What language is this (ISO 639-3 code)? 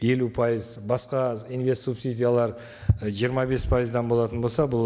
kaz